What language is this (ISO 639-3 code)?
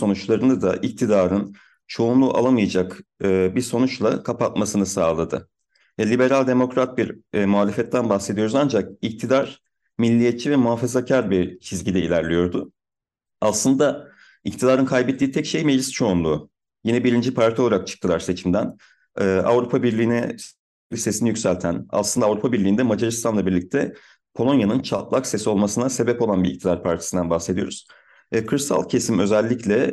tur